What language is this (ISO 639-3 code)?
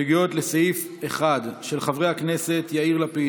heb